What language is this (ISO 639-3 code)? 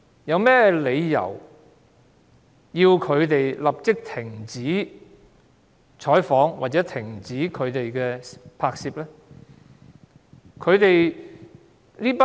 yue